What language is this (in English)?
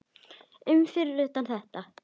Icelandic